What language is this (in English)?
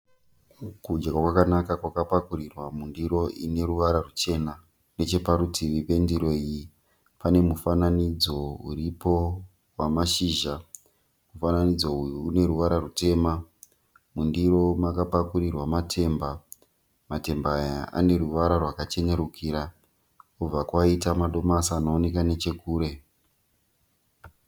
Shona